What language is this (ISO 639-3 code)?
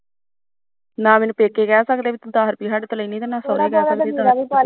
pan